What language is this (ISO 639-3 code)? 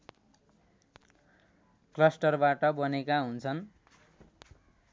nep